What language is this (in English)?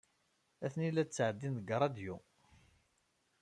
Kabyle